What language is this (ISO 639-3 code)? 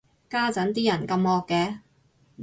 yue